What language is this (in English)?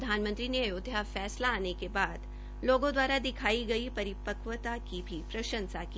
Hindi